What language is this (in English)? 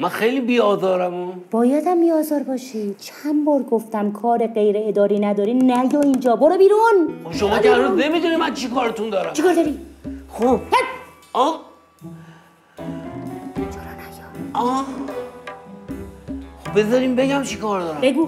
Persian